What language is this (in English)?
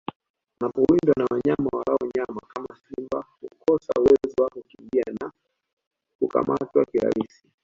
Swahili